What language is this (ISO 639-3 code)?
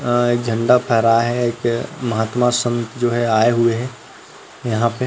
hne